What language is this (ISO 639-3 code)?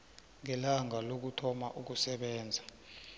nbl